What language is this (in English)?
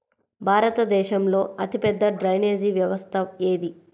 Telugu